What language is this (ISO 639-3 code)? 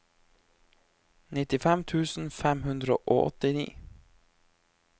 nor